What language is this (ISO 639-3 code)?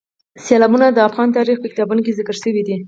pus